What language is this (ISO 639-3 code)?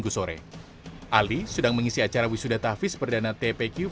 ind